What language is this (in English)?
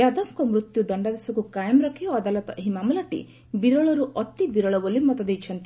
Odia